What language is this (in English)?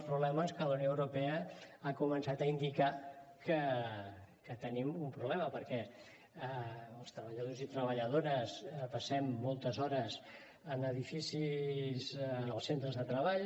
Catalan